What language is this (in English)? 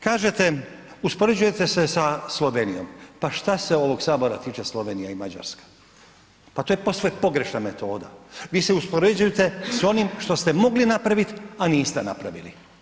Croatian